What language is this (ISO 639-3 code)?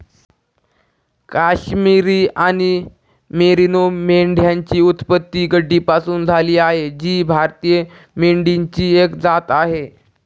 mar